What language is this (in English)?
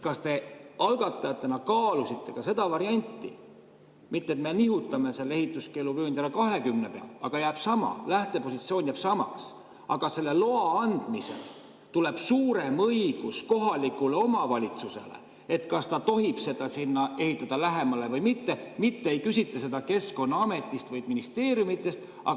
Estonian